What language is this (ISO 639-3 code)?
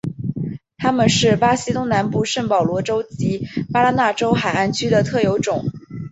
zho